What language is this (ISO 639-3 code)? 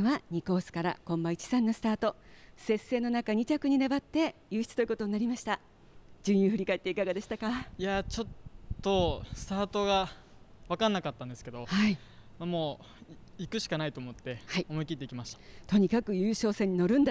jpn